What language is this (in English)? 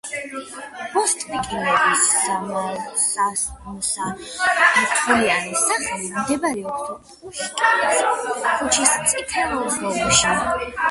Georgian